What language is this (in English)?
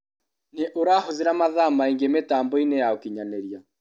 Kikuyu